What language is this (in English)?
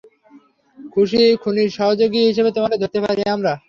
Bangla